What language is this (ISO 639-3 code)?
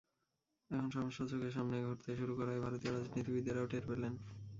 ben